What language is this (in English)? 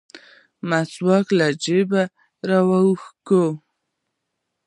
Pashto